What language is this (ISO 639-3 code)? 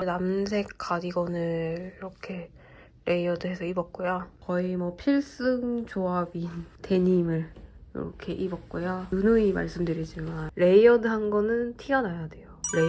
kor